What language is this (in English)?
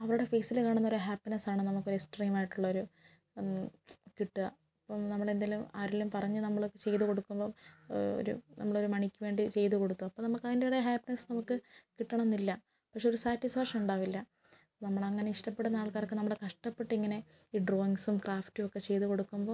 Malayalam